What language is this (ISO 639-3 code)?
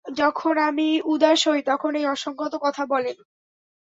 ben